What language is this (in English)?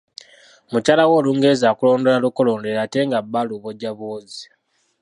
Ganda